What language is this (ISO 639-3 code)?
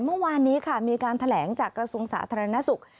tha